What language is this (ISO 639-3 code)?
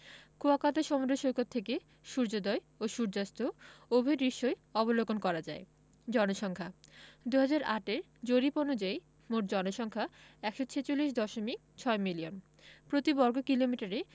ben